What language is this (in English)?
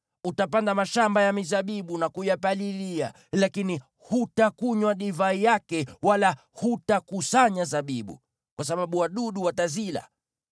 Swahili